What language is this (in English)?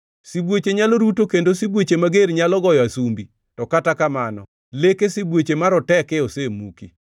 Luo (Kenya and Tanzania)